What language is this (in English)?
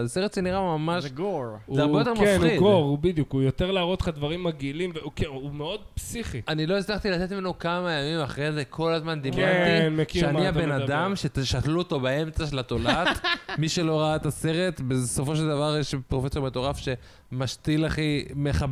Hebrew